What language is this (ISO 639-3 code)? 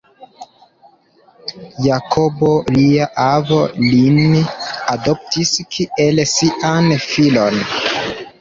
epo